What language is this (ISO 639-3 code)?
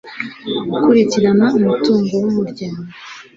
kin